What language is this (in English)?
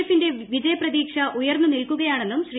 Malayalam